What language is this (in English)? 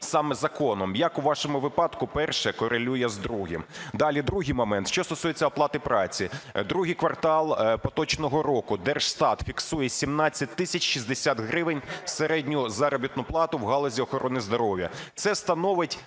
Ukrainian